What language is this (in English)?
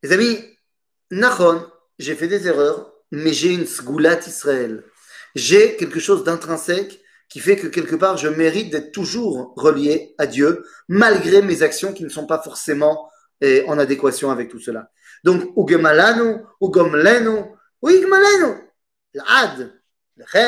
French